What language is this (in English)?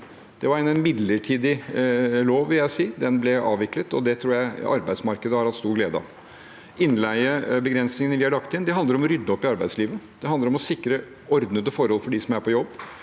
Norwegian